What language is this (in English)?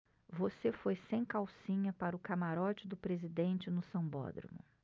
Portuguese